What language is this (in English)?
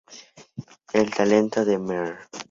Spanish